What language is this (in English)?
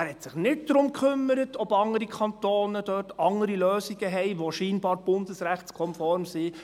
Swiss German